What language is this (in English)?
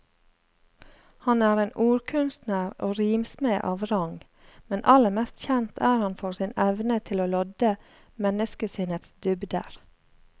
Norwegian